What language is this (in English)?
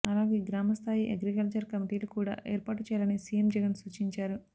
Telugu